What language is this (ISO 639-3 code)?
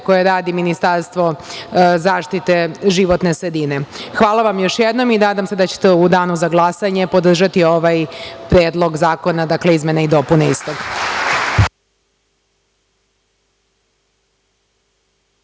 srp